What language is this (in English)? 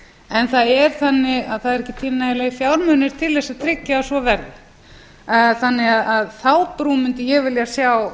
Icelandic